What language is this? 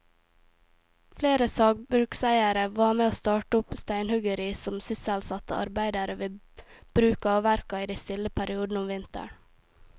Norwegian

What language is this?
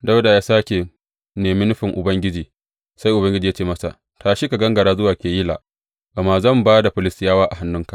Hausa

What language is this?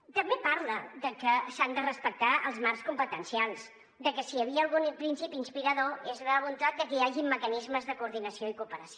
Catalan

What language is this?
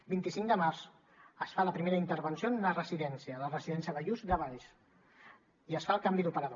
Catalan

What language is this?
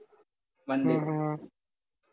Tamil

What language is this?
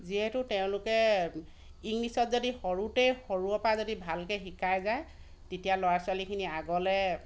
Assamese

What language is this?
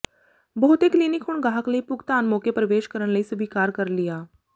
Punjabi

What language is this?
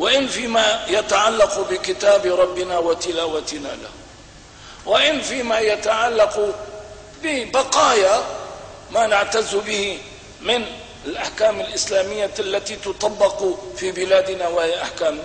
Arabic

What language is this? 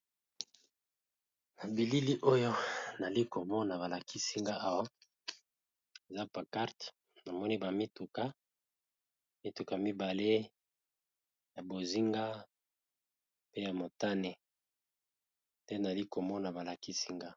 Lingala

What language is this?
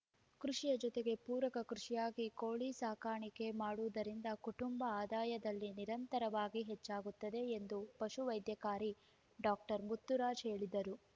Kannada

